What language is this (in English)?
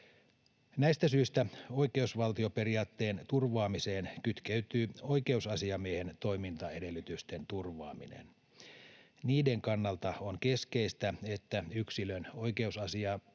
Finnish